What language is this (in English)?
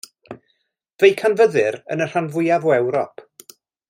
Welsh